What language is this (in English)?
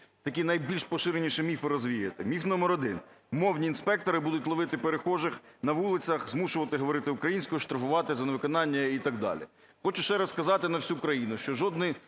Ukrainian